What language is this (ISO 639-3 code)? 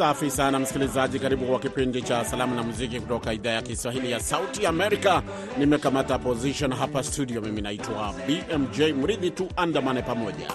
swa